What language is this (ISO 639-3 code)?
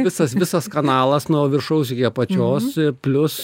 lit